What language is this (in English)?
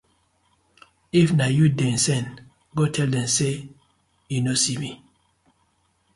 Nigerian Pidgin